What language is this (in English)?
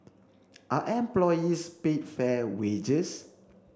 English